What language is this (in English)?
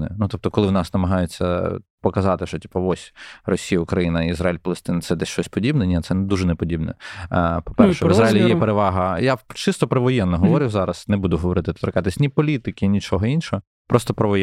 Ukrainian